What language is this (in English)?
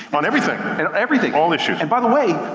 English